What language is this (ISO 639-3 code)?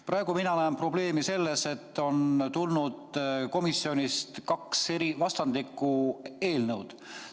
est